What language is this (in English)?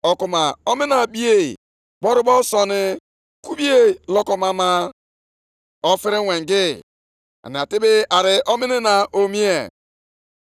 Igbo